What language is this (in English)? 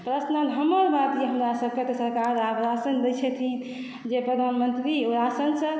Maithili